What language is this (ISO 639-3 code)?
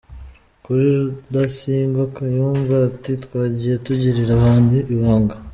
kin